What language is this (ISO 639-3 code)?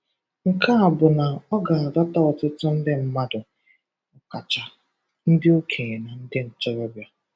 ibo